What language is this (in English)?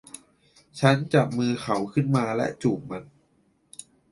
Thai